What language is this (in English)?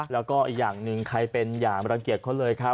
Thai